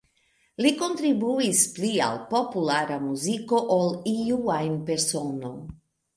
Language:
Esperanto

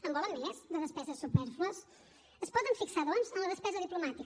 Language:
Catalan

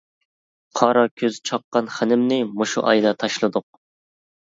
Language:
Uyghur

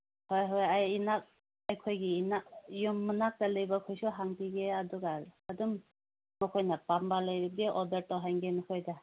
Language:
Manipuri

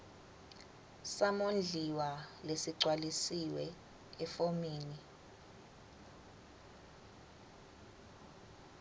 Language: Swati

